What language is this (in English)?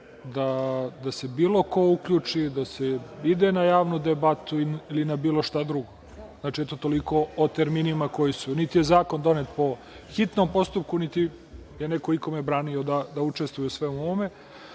Serbian